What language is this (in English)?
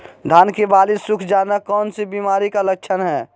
Magahi